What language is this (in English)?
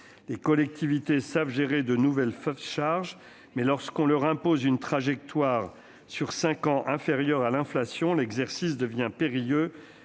French